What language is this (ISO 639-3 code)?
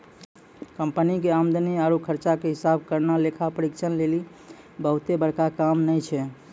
mai